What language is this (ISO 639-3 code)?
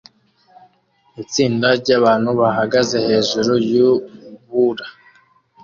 kin